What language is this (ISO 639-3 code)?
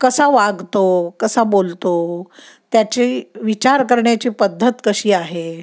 mar